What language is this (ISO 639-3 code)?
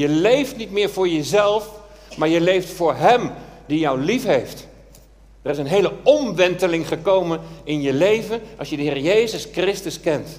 nld